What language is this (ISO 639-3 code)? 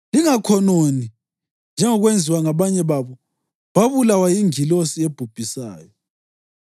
nde